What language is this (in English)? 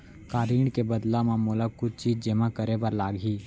Chhattisgarhi